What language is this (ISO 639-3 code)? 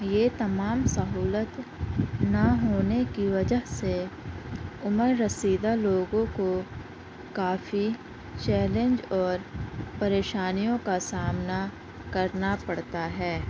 urd